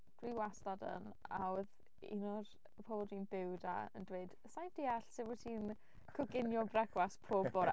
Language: Welsh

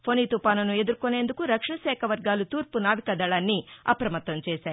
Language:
Telugu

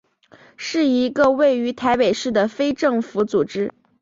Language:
Chinese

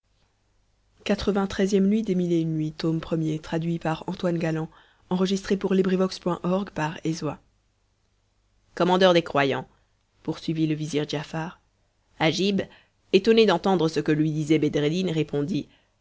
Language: French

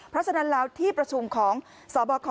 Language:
Thai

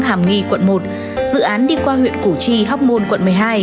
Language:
Vietnamese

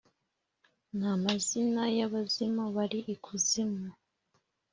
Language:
Kinyarwanda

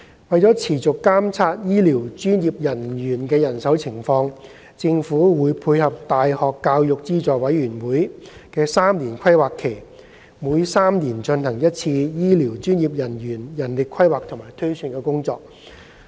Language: Cantonese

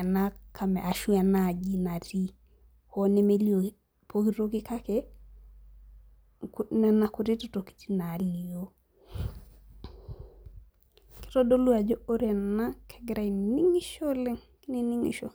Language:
Masai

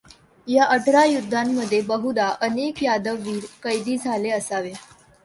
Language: Marathi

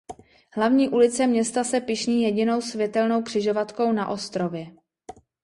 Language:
Czech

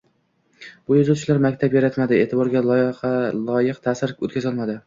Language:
Uzbek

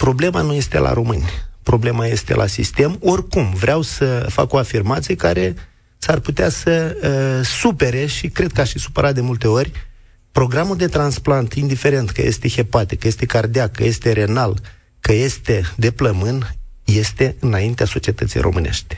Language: Romanian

